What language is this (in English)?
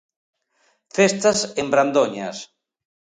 Galician